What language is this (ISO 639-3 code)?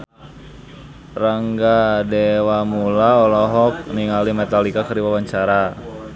sun